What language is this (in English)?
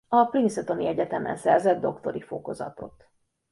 Hungarian